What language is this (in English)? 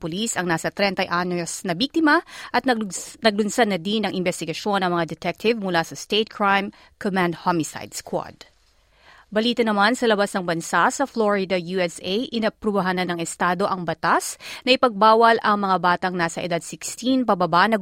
Filipino